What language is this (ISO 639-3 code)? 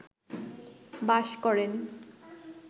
ben